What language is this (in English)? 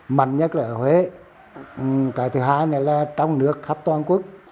Vietnamese